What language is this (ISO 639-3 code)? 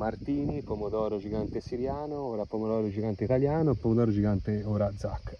ita